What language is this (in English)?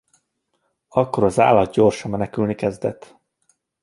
Hungarian